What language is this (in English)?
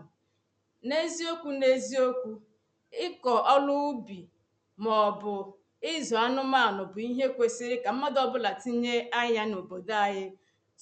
Igbo